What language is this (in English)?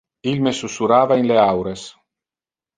Interlingua